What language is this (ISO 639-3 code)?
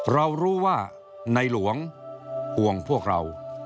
tha